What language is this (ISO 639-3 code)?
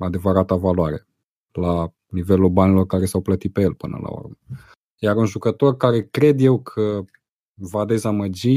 ron